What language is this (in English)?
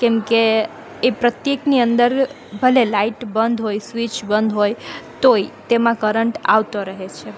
Gujarati